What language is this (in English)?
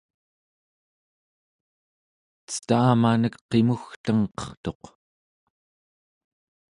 Central Yupik